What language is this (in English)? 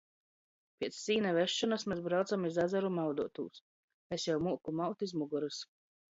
Latgalian